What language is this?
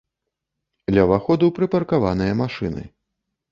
Belarusian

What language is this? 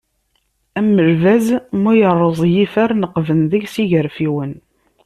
Kabyle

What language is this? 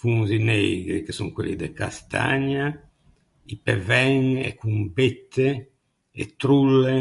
Ligurian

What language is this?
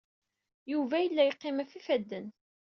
Kabyle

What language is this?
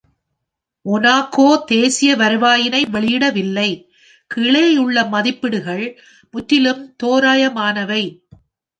Tamil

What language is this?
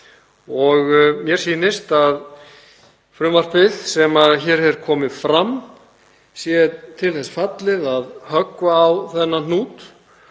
Icelandic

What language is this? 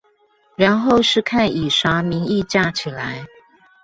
Chinese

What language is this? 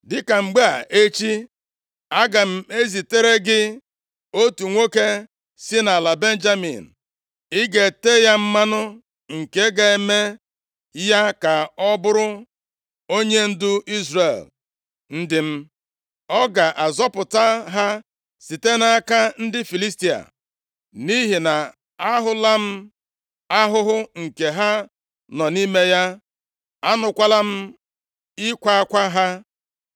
Igbo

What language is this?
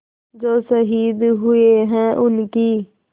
Hindi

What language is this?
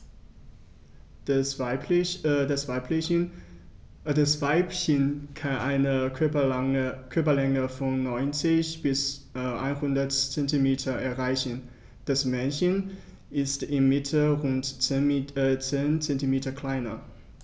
German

